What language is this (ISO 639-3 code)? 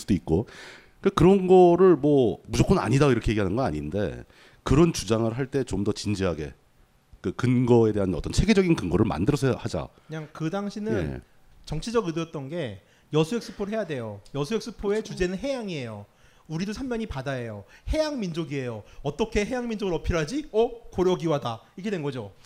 kor